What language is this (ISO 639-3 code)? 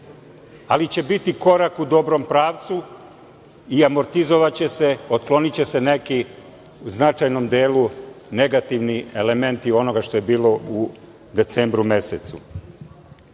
srp